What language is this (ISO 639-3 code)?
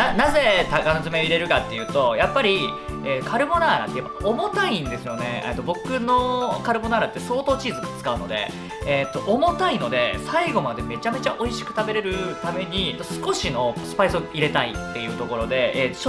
jpn